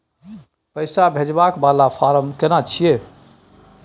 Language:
Maithili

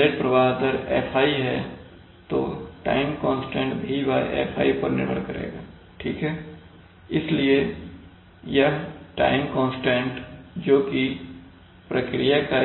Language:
Hindi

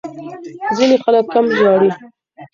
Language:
Pashto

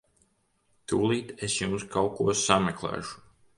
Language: Latvian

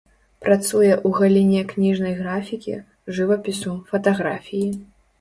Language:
Belarusian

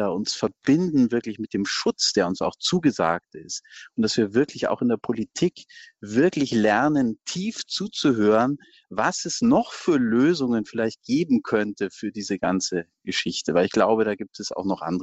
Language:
German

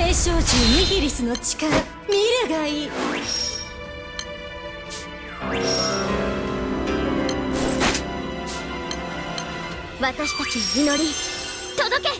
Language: Japanese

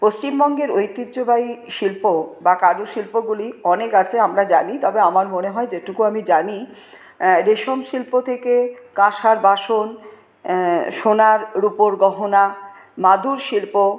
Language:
Bangla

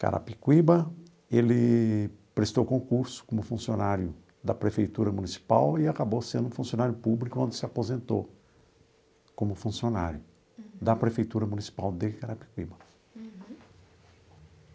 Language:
Portuguese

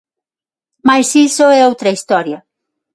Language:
Galician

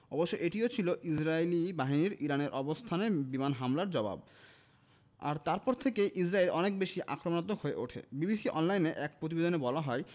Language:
Bangla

